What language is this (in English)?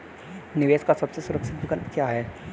Hindi